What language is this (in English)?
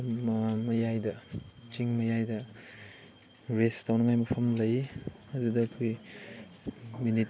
Manipuri